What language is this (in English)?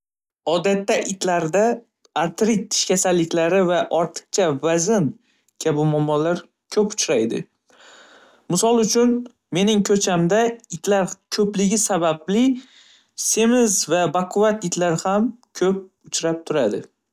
Uzbek